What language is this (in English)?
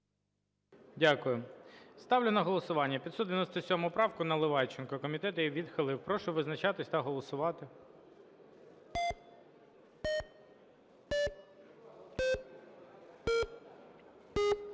Ukrainian